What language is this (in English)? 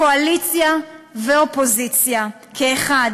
Hebrew